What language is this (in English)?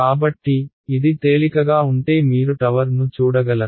Telugu